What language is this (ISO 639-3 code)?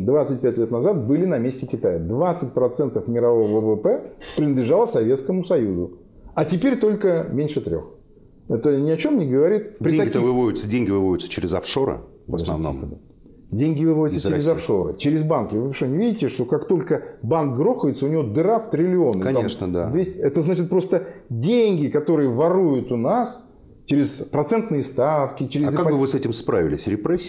rus